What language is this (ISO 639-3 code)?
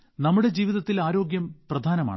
mal